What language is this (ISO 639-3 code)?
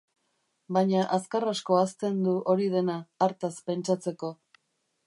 eus